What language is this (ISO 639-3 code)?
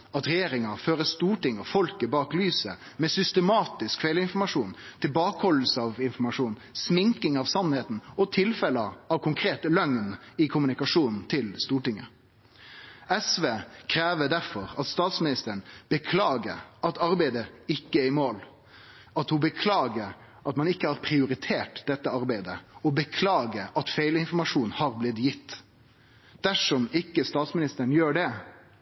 nno